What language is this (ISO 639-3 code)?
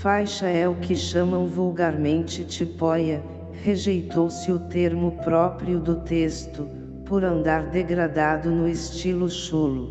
por